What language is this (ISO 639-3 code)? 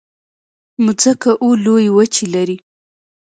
pus